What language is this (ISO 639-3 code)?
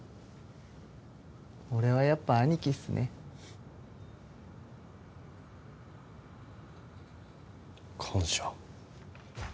jpn